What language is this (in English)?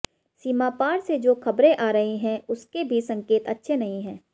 Hindi